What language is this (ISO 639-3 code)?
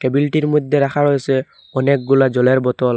ben